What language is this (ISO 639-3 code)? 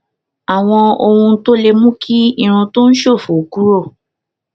yor